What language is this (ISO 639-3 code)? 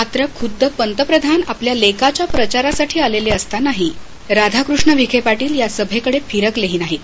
mar